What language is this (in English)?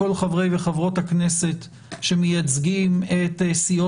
Hebrew